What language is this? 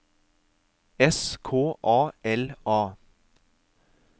Norwegian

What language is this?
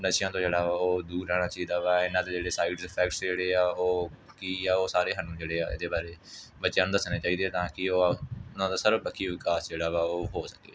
Punjabi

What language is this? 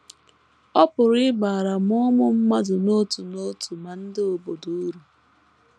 Igbo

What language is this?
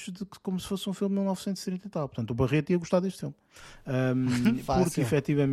Portuguese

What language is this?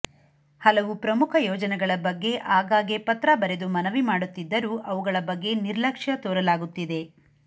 Kannada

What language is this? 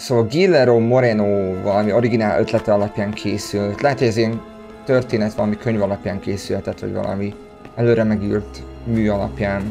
Hungarian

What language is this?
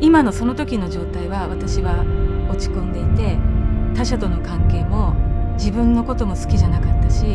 Japanese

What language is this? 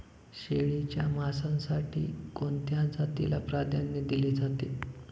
Marathi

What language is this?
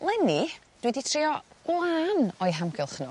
Welsh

